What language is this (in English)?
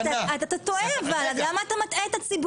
Hebrew